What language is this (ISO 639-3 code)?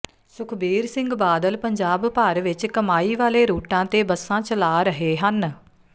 pan